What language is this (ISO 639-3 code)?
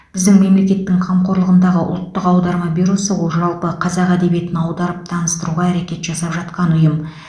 kaz